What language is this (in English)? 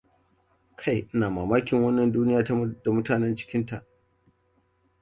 Hausa